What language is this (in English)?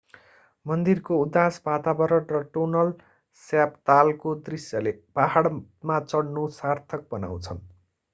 Nepali